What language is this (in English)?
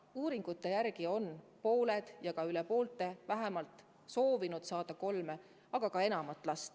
Estonian